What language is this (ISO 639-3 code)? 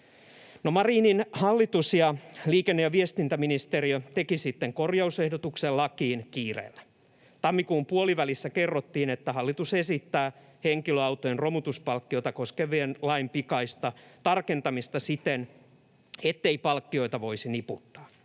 fin